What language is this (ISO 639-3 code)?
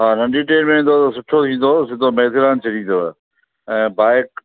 snd